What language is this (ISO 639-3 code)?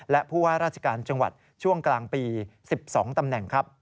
tha